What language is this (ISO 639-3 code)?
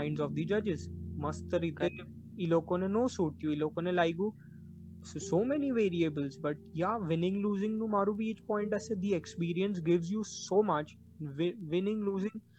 guj